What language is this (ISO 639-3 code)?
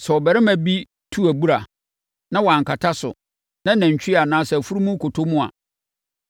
aka